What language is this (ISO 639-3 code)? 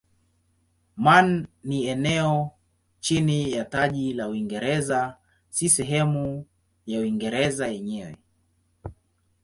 swa